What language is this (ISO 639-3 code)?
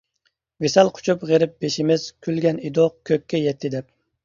uig